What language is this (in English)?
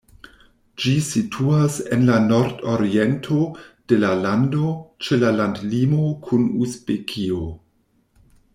Esperanto